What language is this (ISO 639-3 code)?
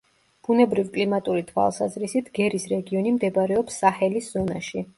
kat